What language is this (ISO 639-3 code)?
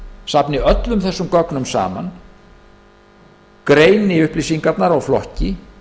isl